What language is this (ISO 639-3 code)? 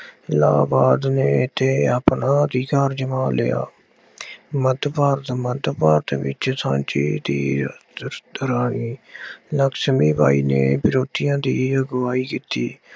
pan